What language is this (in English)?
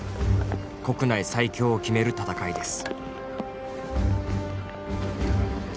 Japanese